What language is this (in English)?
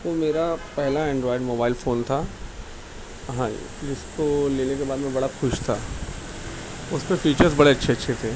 Urdu